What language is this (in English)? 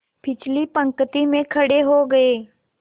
Hindi